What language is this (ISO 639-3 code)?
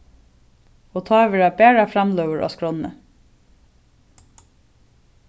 fao